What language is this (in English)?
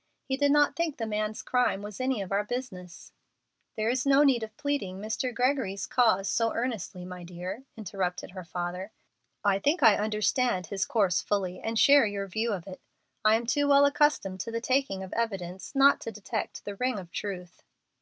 English